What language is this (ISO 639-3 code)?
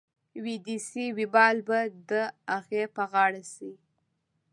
pus